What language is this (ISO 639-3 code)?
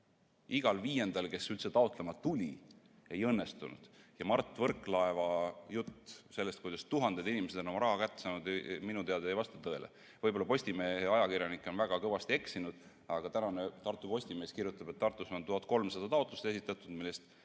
est